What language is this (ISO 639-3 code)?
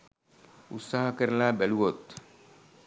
sin